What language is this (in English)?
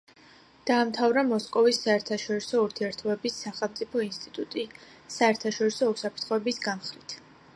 Georgian